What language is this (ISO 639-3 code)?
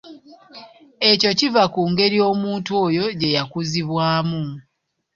lug